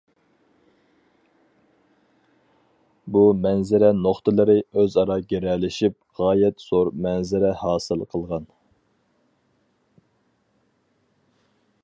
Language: Uyghur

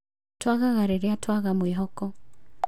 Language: Kikuyu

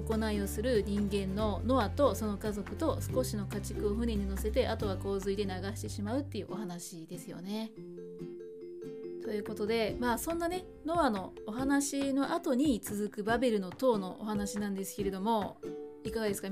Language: Japanese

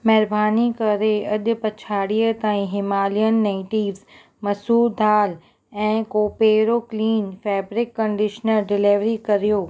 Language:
Sindhi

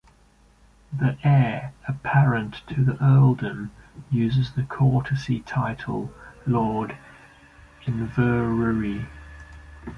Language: English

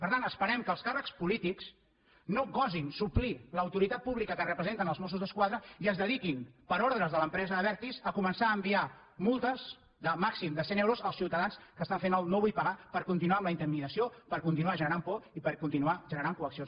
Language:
Catalan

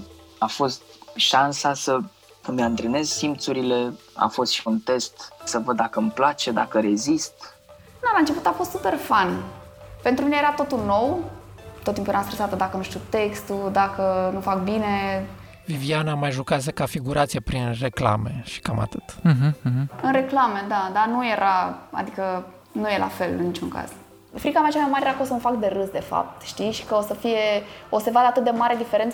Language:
Romanian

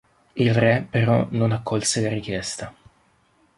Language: Italian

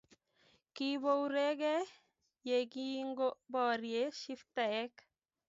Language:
Kalenjin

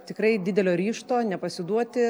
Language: Lithuanian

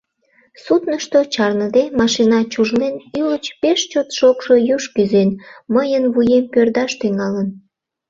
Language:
Mari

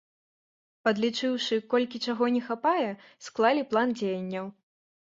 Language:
Belarusian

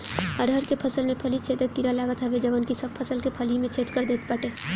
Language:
Bhojpuri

